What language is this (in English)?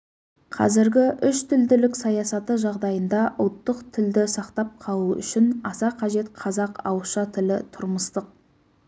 Kazakh